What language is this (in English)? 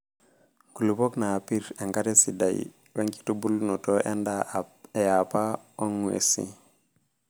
Masai